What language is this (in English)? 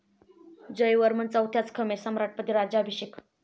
Marathi